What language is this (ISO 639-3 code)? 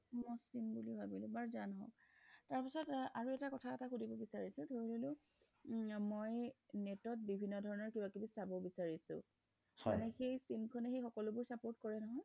asm